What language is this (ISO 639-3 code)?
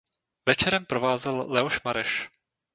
ces